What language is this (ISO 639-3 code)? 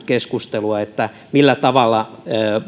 fin